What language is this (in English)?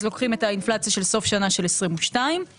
Hebrew